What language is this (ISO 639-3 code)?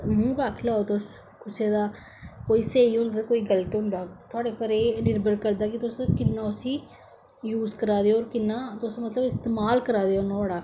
doi